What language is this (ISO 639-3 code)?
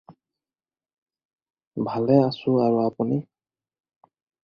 asm